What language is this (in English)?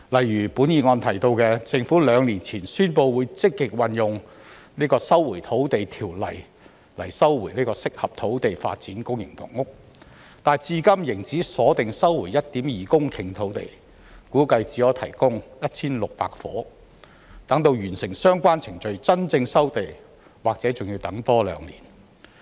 Cantonese